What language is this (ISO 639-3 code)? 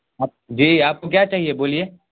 urd